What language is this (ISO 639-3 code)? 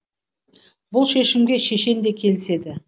kaz